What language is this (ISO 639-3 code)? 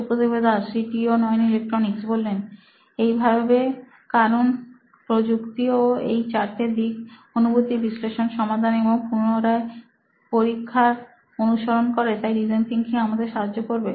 ben